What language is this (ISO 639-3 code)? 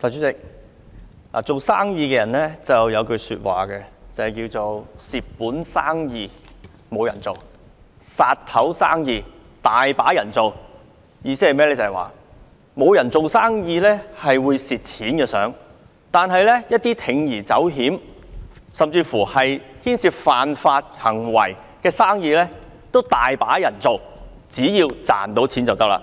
yue